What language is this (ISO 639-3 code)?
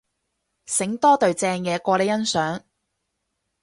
yue